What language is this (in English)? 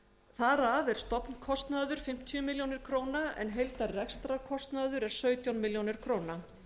Icelandic